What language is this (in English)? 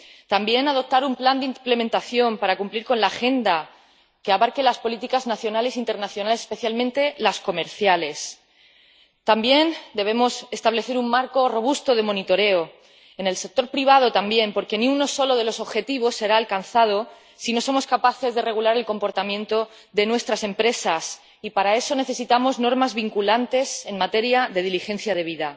Spanish